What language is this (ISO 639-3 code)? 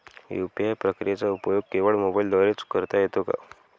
mar